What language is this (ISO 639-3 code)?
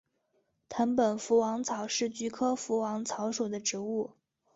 zho